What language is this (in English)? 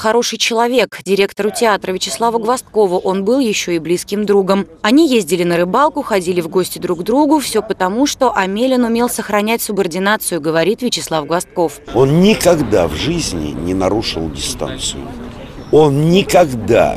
Russian